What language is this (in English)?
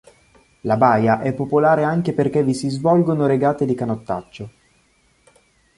Italian